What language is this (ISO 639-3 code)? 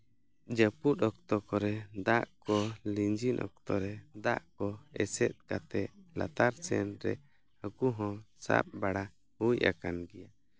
sat